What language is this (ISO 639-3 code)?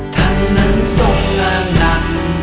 tha